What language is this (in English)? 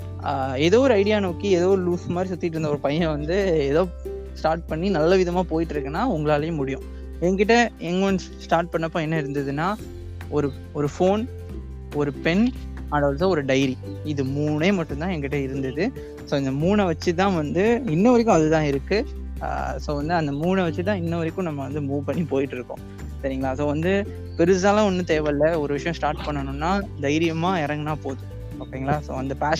Tamil